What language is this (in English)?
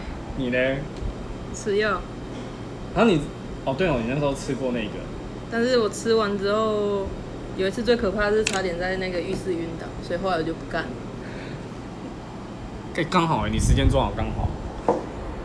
Chinese